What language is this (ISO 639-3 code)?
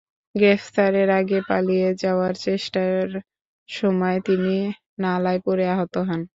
ben